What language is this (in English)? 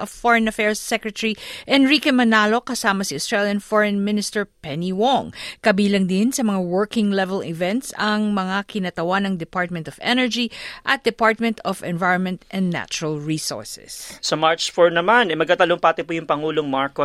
Filipino